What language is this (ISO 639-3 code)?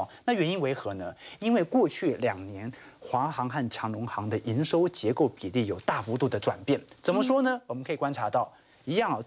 zho